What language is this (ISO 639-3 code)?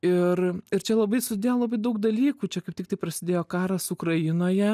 lit